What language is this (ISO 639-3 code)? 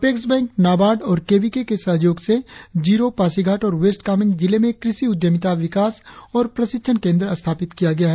hin